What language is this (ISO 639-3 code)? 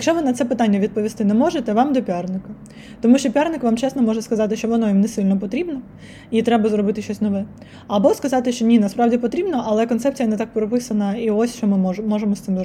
ukr